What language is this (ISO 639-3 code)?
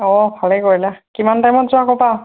asm